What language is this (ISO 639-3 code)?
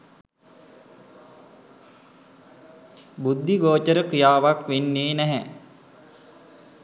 sin